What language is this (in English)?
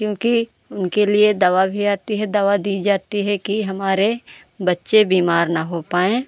Hindi